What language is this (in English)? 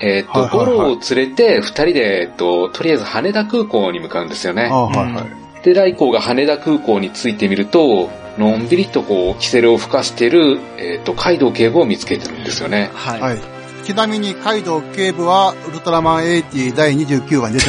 Japanese